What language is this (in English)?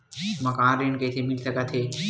Chhattisgarhi